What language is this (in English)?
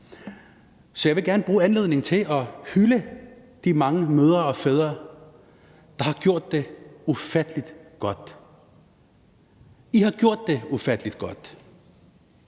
Danish